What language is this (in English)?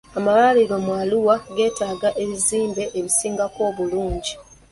Ganda